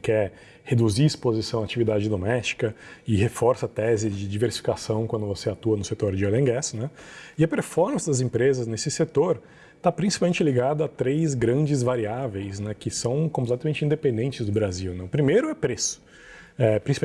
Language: Portuguese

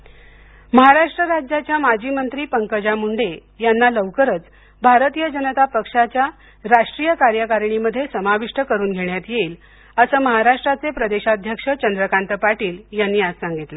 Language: Marathi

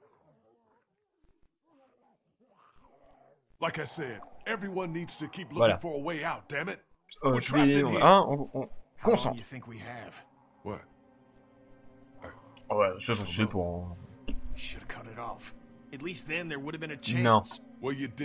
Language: French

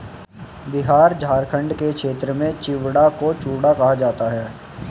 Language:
Hindi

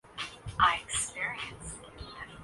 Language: Urdu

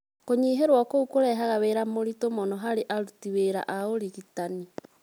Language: Kikuyu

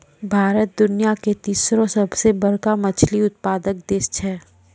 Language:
Maithili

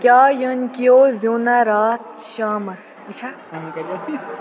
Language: Kashmiri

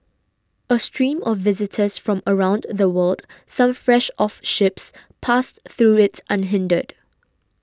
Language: English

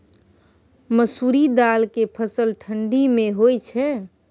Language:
Maithili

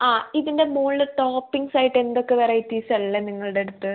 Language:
Malayalam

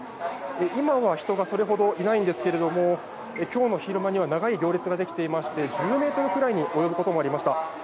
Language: Japanese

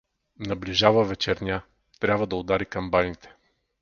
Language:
Bulgarian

